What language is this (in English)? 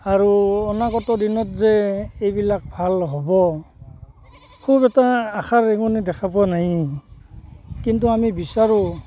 Assamese